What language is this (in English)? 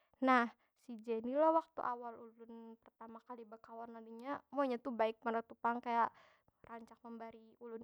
Banjar